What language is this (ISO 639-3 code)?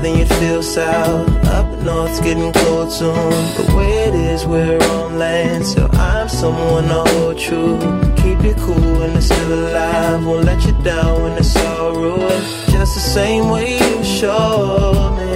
eng